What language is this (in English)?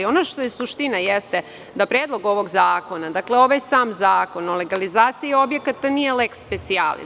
Serbian